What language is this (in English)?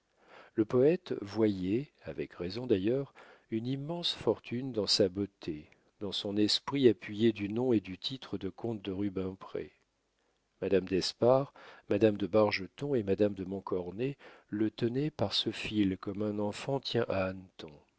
French